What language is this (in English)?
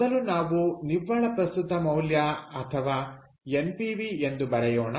Kannada